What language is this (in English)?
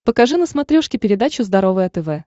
Russian